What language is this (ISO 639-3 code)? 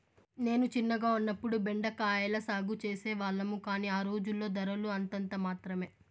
tel